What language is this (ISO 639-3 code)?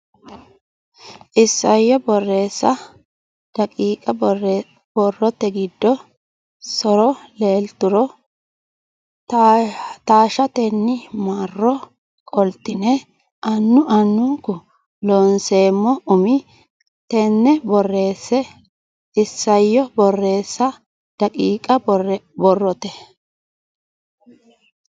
sid